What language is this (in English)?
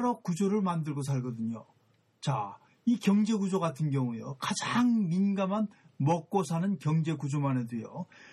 Korean